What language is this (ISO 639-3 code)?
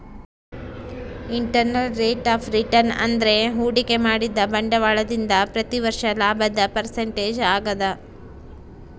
kan